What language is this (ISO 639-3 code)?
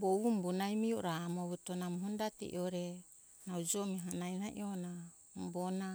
hkk